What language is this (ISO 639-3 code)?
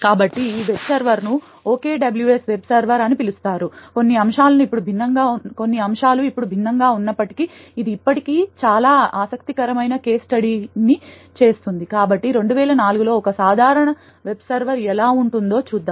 tel